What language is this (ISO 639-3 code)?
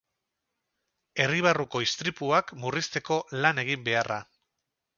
eus